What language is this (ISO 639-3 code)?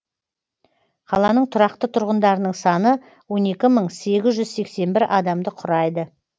kaz